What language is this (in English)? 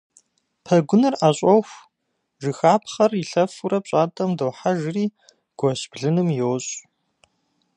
Kabardian